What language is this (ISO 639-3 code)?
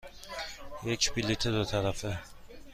fas